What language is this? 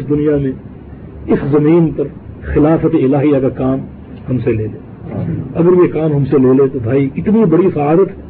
Urdu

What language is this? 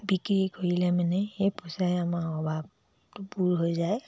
Assamese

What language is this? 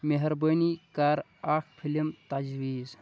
Kashmiri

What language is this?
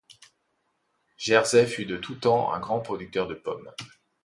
French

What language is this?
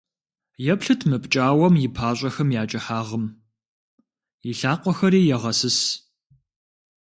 Kabardian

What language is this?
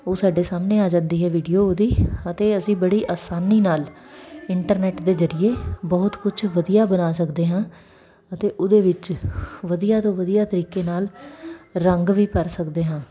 Punjabi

